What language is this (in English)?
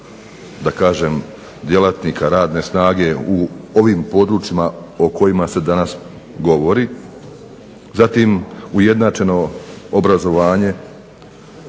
Croatian